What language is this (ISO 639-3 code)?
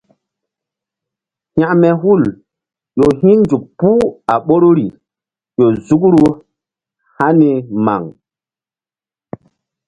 mdd